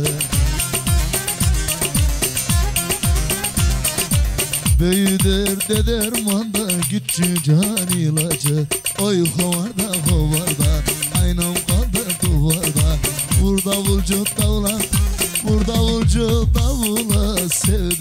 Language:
Turkish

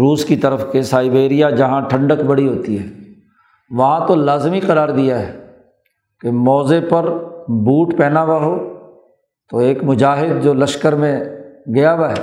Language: Urdu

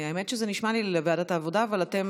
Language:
Hebrew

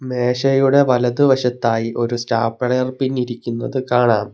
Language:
Malayalam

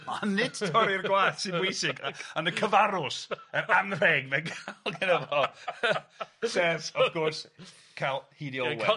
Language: Welsh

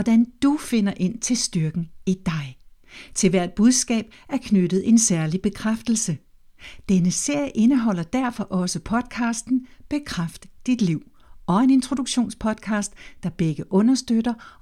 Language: Danish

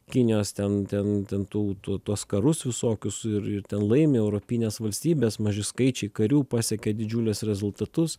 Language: Lithuanian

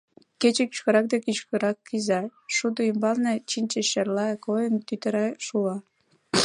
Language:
Mari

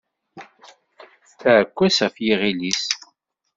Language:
Kabyle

